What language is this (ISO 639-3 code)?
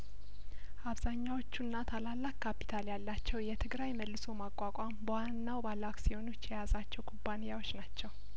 amh